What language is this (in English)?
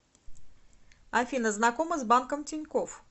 Russian